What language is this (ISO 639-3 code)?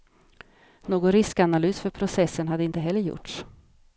swe